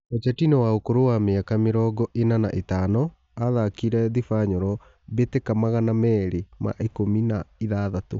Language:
Kikuyu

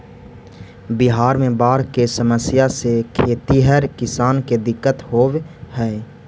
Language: Magahi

